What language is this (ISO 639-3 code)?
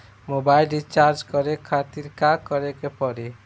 bho